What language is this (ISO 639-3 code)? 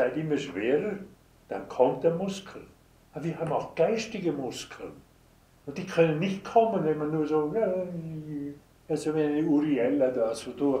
deu